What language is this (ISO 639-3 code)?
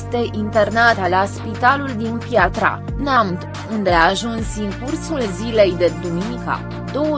ron